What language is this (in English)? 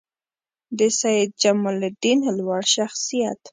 Pashto